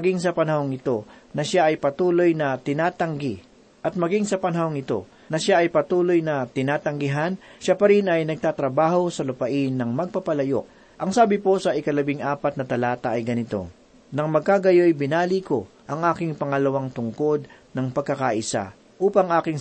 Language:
Filipino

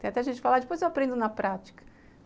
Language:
Portuguese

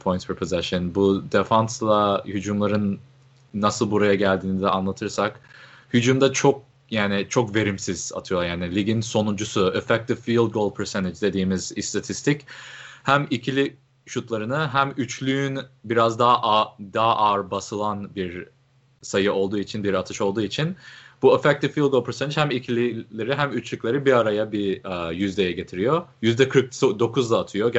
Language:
Turkish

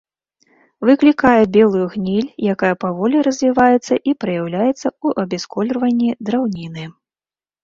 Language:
Belarusian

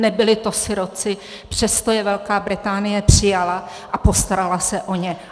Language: Czech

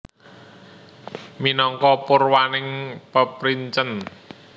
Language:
Javanese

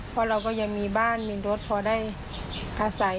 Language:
Thai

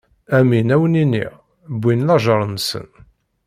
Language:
Kabyle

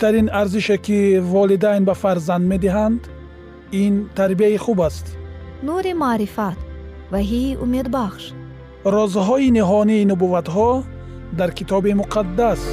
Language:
Persian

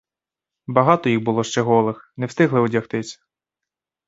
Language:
Ukrainian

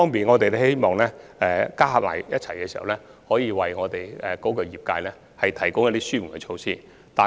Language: Cantonese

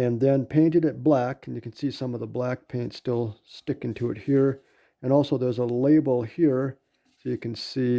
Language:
English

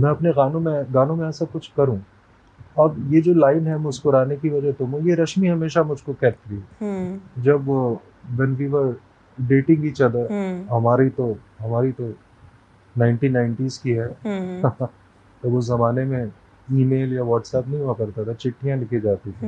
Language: Hindi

